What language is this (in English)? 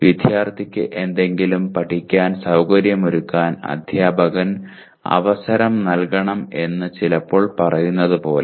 Malayalam